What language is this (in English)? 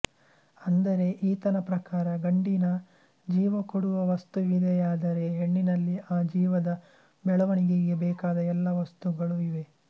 Kannada